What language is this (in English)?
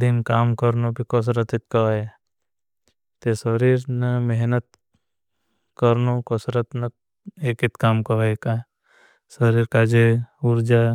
Bhili